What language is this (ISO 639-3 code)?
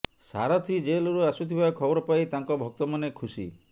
ori